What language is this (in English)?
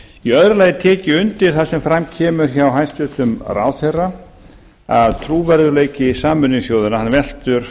Icelandic